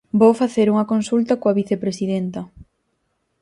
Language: Galician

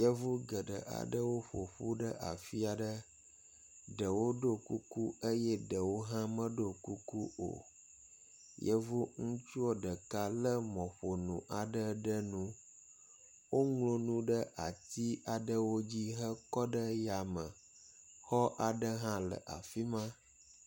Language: Ewe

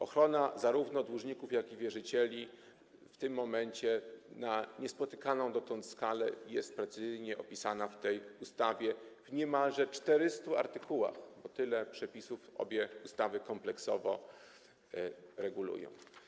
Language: Polish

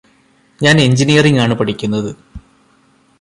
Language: Malayalam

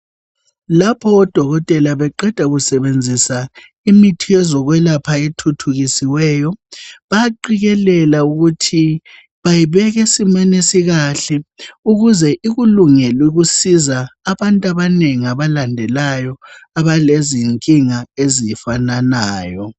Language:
North Ndebele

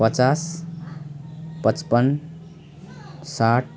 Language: Nepali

